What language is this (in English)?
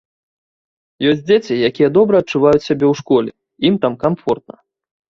Belarusian